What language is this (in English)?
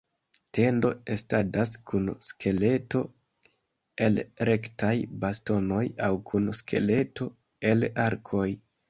Esperanto